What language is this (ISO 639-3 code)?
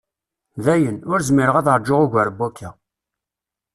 kab